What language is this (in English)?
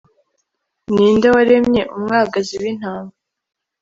Kinyarwanda